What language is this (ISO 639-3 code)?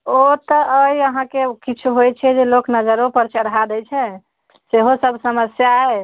mai